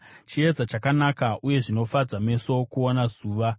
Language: Shona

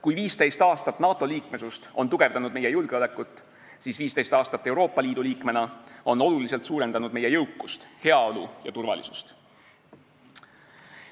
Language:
Estonian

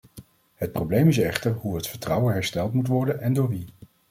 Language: Dutch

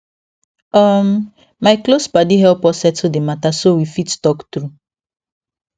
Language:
Nigerian Pidgin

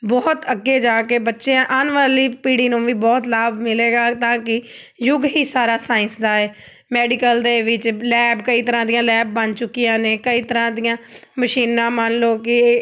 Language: Punjabi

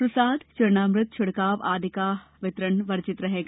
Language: Hindi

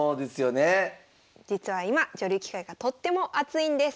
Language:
Japanese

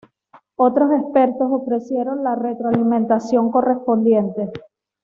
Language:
Spanish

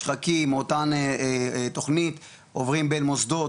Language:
Hebrew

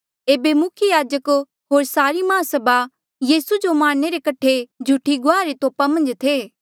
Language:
Mandeali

